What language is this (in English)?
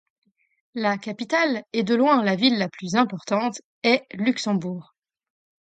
French